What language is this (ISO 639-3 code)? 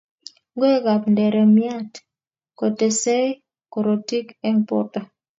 kln